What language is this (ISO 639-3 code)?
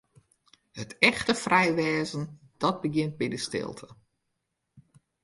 fry